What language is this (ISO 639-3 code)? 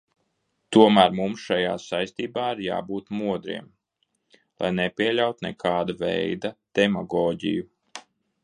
lav